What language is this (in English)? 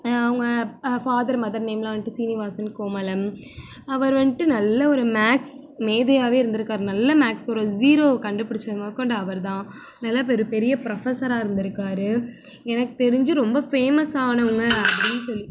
Tamil